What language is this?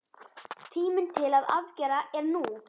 Icelandic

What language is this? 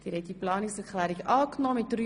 Swiss German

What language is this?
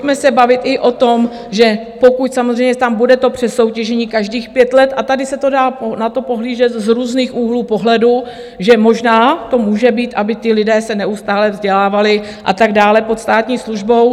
Czech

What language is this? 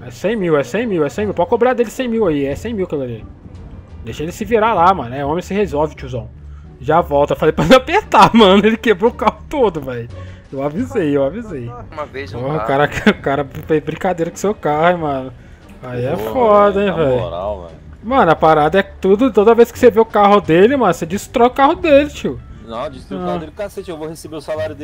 Portuguese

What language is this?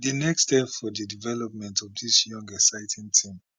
Nigerian Pidgin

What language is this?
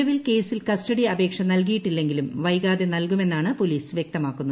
Malayalam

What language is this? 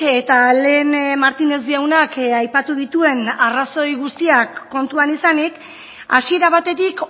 Basque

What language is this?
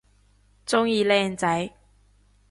Cantonese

